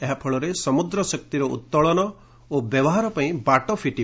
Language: Odia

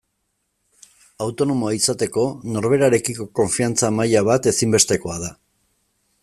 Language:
Basque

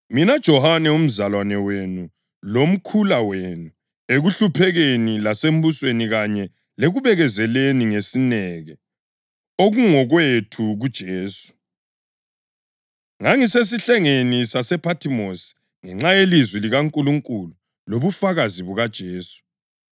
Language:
North Ndebele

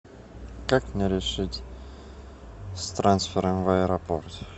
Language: Russian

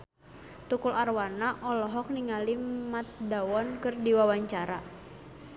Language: Sundanese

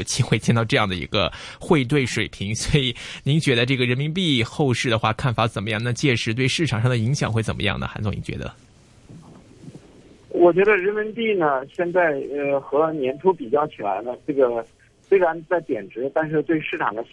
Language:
Chinese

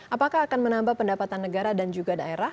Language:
Indonesian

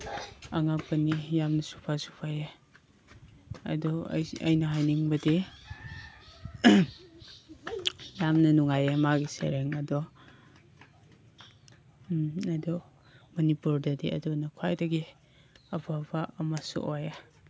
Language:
Manipuri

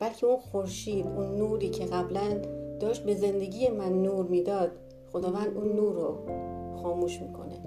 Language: Persian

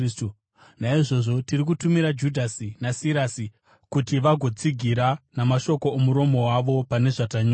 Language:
Shona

